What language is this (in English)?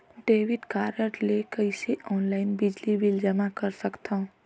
Chhattisgarhi